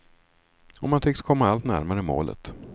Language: Swedish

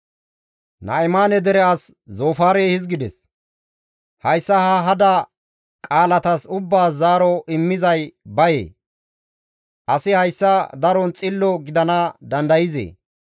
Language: Gamo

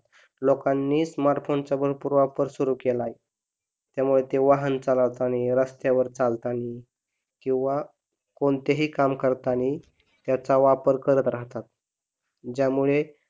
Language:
Marathi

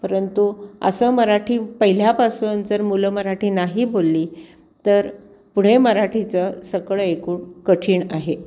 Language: Marathi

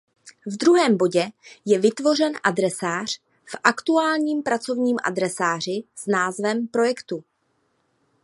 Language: Czech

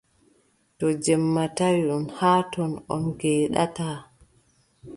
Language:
Adamawa Fulfulde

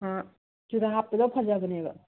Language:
Manipuri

